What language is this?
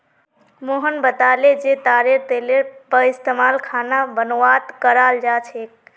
Magahi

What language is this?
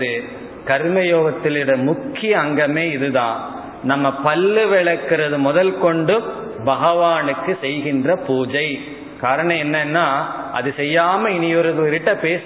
Tamil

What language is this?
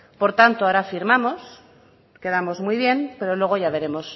Spanish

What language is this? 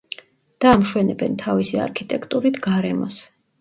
Georgian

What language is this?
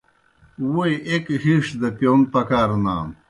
Kohistani Shina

